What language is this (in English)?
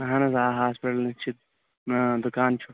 Kashmiri